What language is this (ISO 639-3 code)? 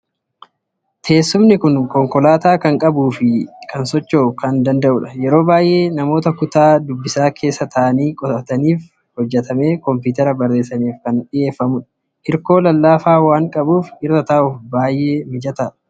orm